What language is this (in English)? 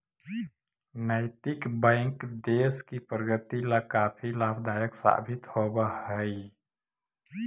Magahi